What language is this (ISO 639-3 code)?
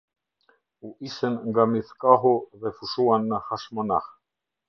sqi